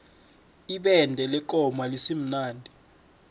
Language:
South Ndebele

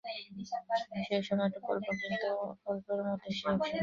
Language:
Bangla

